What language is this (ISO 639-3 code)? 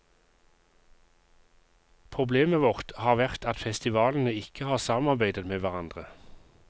nor